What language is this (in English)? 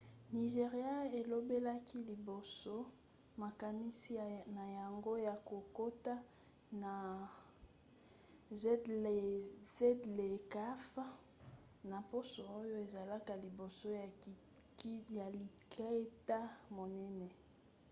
Lingala